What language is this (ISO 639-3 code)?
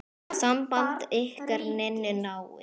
isl